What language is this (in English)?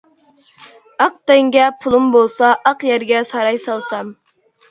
Uyghur